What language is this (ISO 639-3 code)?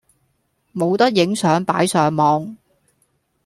yue